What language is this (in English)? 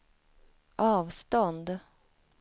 Swedish